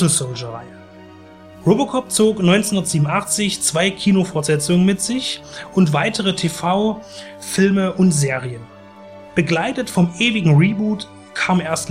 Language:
German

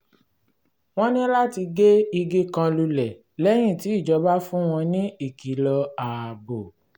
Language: Yoruba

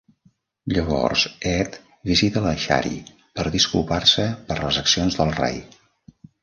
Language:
Catalan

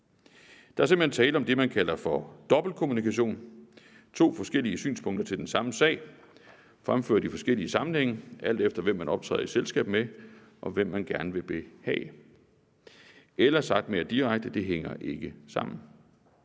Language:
Danish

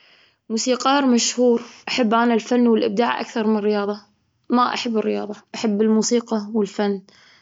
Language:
Gulf Arabic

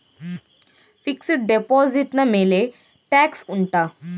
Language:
Kannada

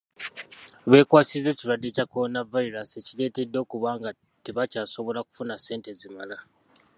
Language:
Ganda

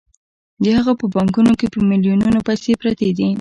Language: Pashto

